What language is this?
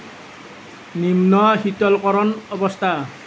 Assamese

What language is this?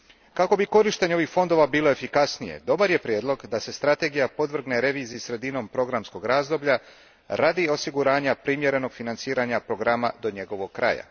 Croatian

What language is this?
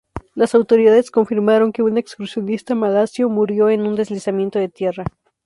Spanish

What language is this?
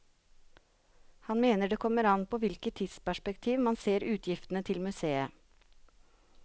Norwegian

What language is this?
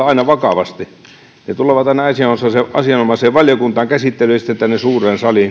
Finnish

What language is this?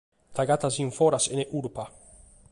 Sardinian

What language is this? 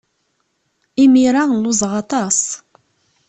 Kabyle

